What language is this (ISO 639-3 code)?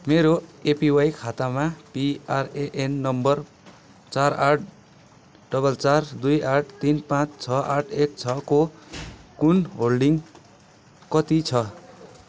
nep